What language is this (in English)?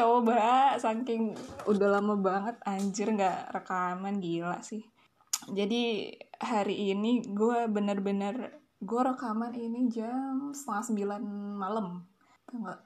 Indonesian